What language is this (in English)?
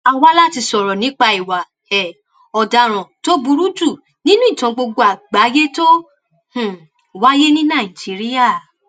Yoruba